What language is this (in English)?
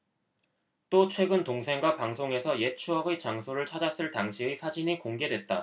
Korean